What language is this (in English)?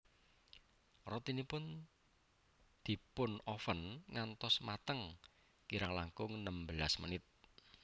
Javanese